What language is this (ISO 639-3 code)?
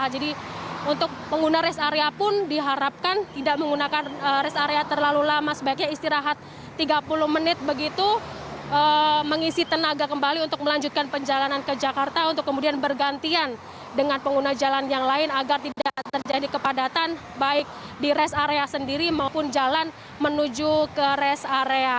ind